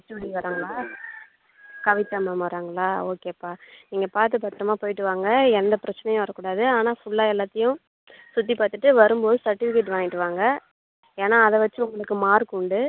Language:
Tamil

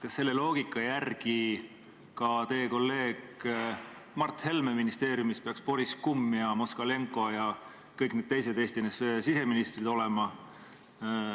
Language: Estonian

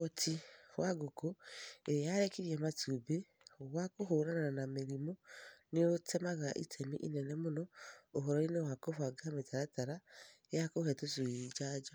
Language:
Kikuyu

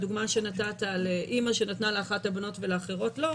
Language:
Hebrew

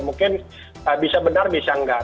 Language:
Indonesian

